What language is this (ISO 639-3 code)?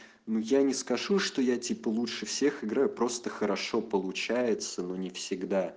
rus